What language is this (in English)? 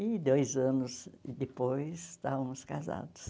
Portuguese